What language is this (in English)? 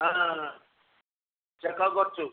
Odia